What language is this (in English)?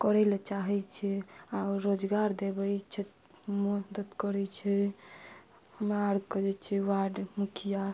Maithili